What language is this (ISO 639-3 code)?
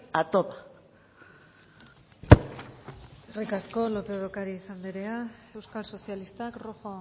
eus